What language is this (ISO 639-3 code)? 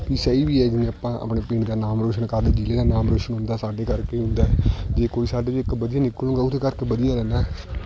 pan